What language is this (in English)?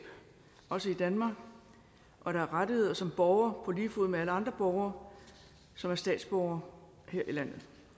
Danish